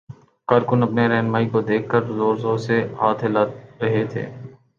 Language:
Urdu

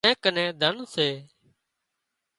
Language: Wadiyara Koli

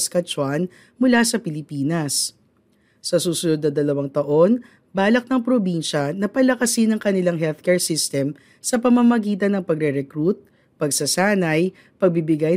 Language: Filipino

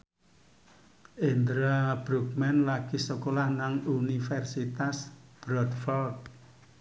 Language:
Javanese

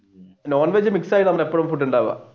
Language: Malayalam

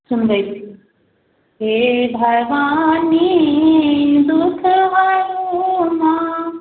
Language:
Maithili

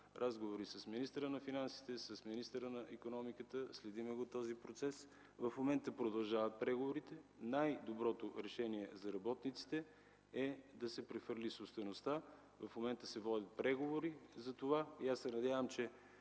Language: Bulgarian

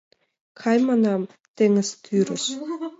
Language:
Mari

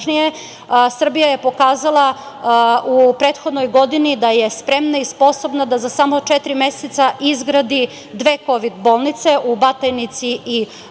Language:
Serbian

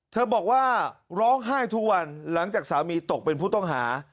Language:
Thai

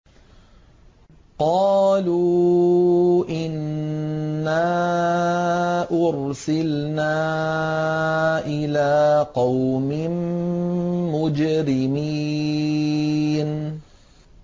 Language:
Arabic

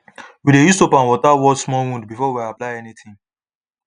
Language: Nigerian Pidgin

